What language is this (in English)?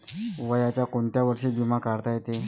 Marathi